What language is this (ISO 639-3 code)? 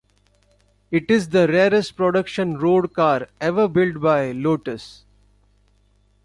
eng